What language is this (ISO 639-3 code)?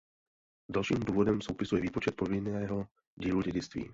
ces